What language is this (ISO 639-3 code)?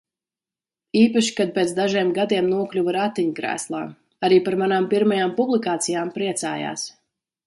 lav